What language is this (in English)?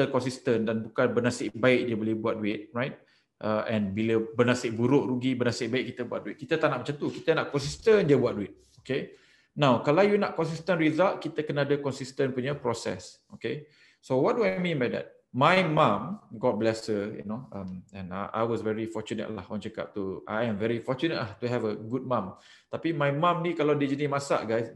Malay